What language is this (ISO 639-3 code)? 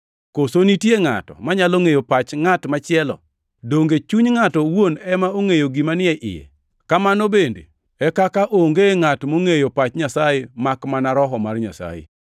luo